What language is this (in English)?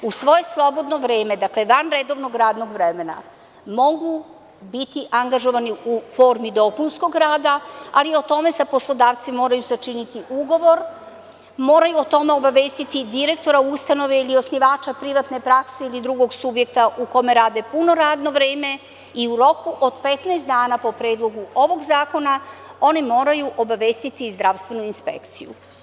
Serbian